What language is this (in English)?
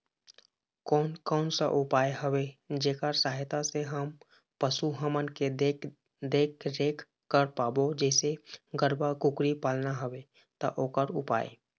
Chhattisgarhi